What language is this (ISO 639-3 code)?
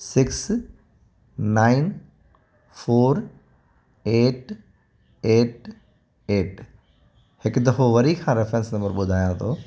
snd